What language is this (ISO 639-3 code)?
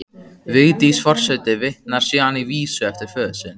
isl